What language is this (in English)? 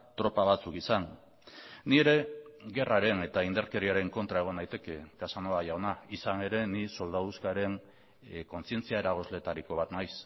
Basque